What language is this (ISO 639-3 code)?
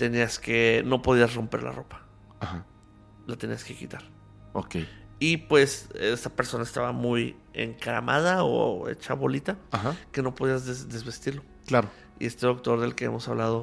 spa